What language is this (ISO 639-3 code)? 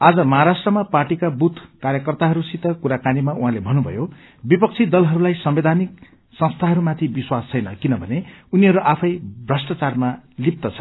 nep